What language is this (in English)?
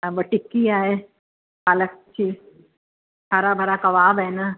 Sindhi